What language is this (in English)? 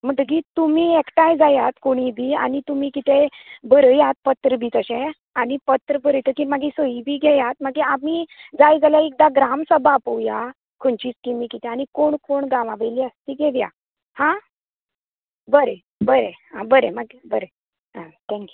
Konkani